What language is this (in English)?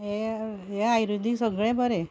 Konkani